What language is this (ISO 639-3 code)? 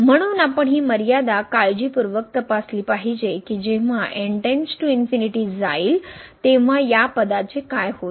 mar